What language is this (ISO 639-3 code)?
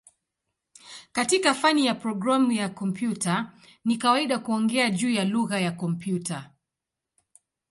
swa